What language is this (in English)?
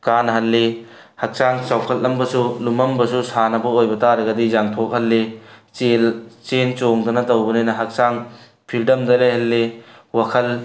Manipuri